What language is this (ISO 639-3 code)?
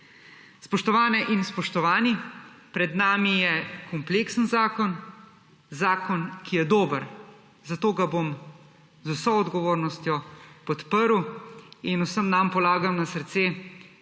slv